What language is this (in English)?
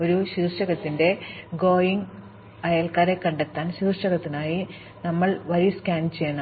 Malayalam